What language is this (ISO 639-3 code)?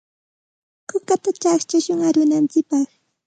qxt